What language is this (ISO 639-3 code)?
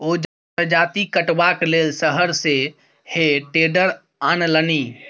mai